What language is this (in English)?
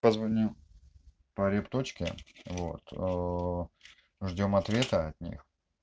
Russian